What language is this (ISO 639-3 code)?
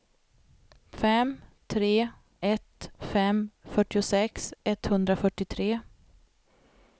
swe